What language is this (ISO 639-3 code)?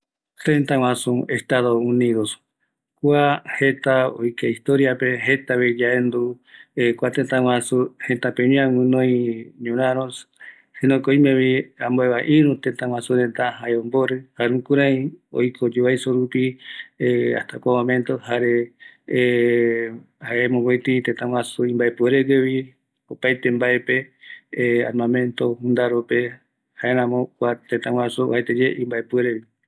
gui